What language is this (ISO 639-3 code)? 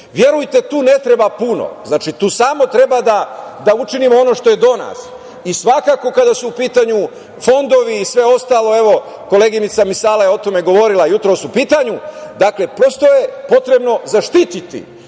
srp